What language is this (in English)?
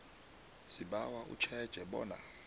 South Ndebele